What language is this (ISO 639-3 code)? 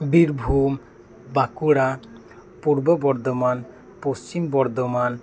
sat